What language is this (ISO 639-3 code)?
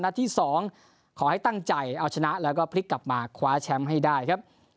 tha